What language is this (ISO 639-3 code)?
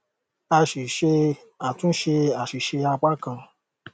yor